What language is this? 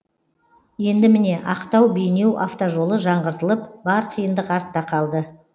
Kazakh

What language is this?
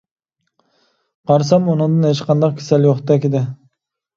Uyghur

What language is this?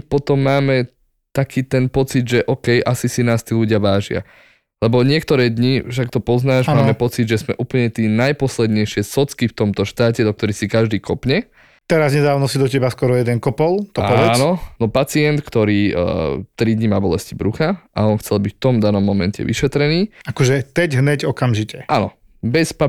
Slovak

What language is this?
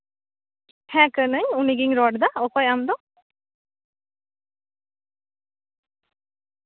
Santali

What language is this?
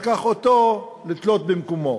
Hebrew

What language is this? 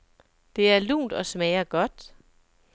Danish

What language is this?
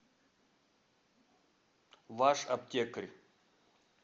Russian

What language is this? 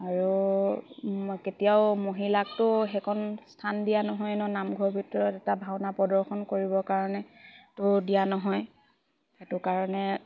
Assamese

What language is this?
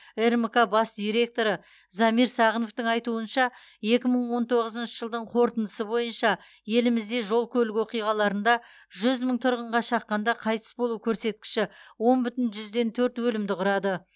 Kazakh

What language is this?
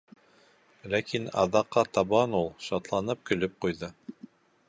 Bashkir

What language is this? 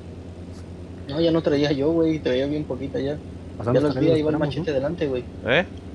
Spanish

